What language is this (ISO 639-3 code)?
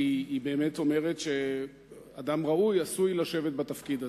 heb